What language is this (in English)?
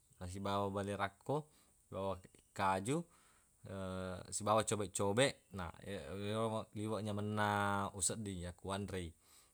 Buginese